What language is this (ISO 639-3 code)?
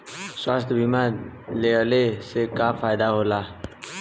bho